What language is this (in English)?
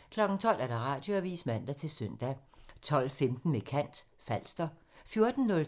Danish